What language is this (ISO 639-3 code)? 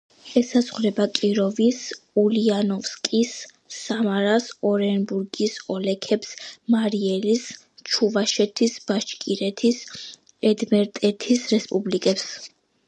kat